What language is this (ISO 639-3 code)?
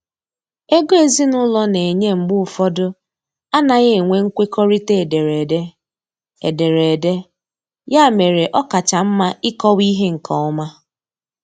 ibo